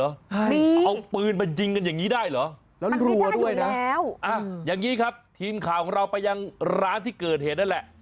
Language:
Thai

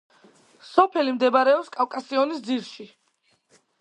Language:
Georgian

